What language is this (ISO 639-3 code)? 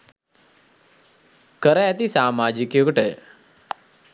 sin